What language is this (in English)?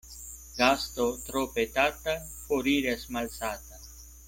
Esperanto